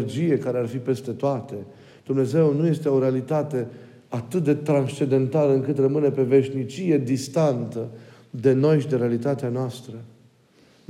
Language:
Romanian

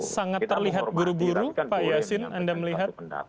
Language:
Indonesian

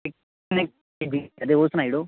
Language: Dogri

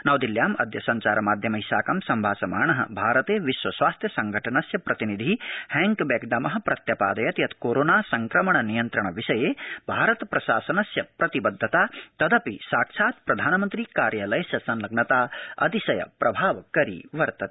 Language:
Sanskrit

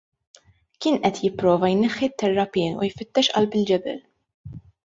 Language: Maltese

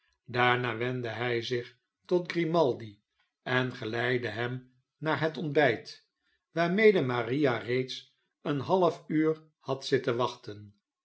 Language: Dutch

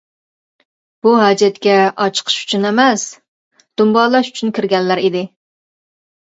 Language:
Uyghur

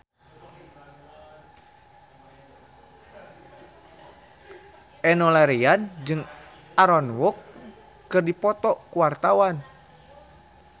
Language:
Sundanese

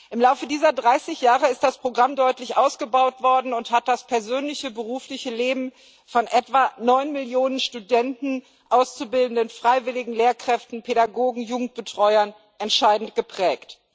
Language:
German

